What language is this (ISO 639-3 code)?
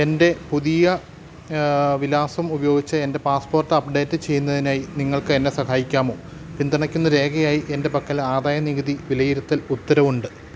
mal